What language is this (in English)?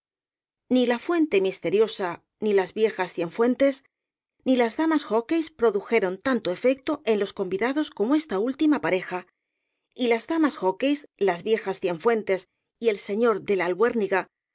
Spanish